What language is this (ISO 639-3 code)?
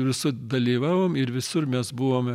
lit